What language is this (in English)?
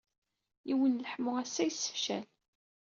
Kabyle